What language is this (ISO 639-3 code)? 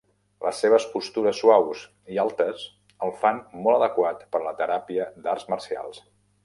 cat